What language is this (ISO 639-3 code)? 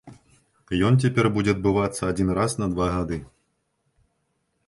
bel